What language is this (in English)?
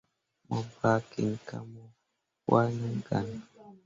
Mundang